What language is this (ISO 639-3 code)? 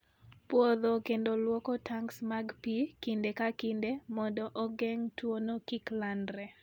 luo